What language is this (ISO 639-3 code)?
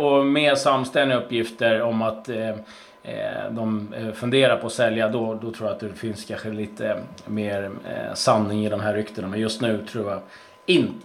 swe